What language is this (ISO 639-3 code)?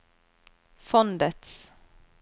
nor